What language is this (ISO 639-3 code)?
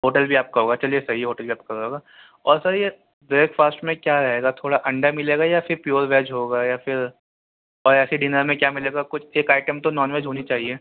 urd